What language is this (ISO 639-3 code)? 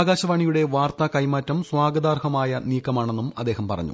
mal